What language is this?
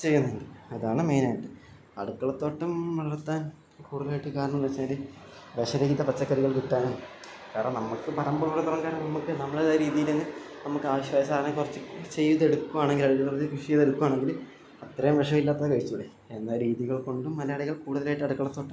Malayalam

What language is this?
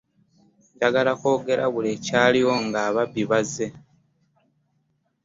Ganda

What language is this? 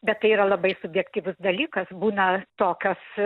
Lithuanian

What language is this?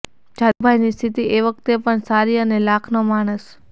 Gujarati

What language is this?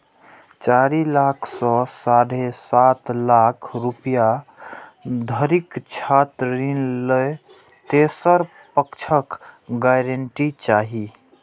Maithili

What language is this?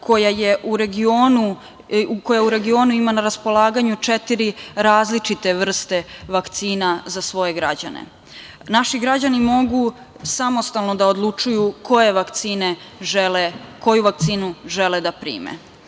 Serbian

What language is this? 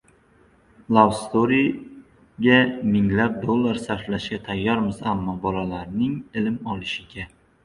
Uzbek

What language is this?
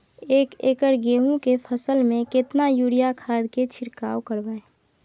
Maithili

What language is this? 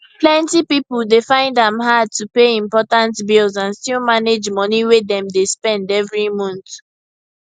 Nigerian Pidgin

